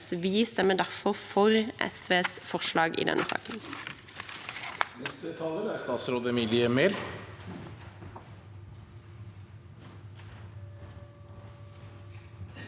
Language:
Norwegian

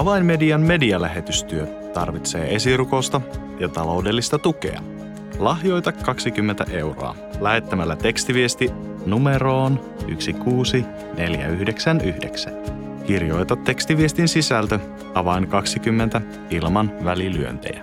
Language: Finnish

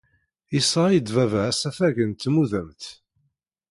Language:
Kabyle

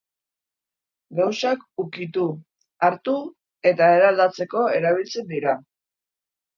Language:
Basque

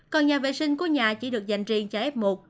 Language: Vietnamese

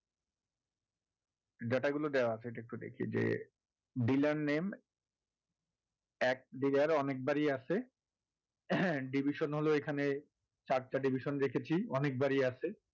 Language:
Bangla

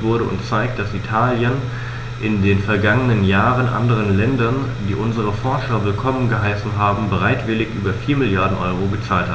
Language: German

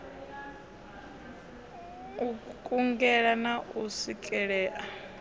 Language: Venda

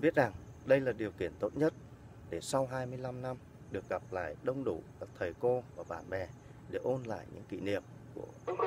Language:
Vietnamese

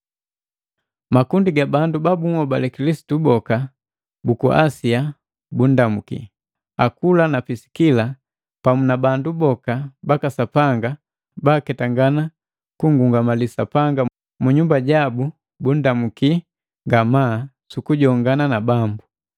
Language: Matengo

